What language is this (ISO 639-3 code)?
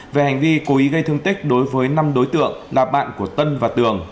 vie